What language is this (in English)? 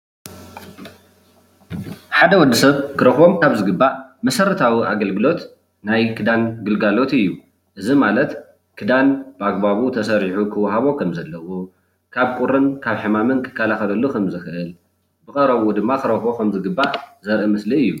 Tigrinya